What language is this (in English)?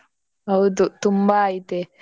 Kannada